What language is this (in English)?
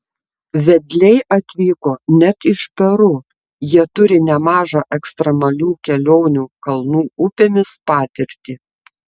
Lithuanian